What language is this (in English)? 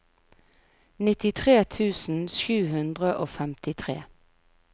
Norwegian